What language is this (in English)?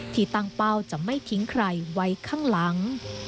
Thai